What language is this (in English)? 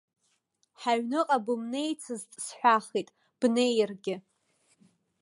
Abkhazian